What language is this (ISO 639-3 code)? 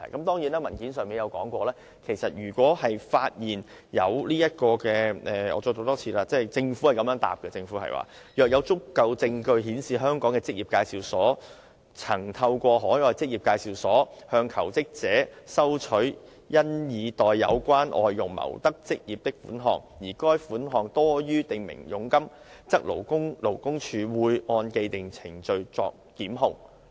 yue